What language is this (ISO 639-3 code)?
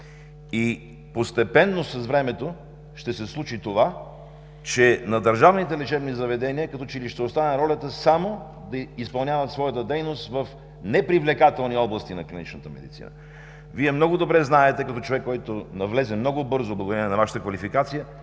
bul